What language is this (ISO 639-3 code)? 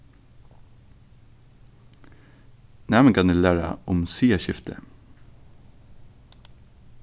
fao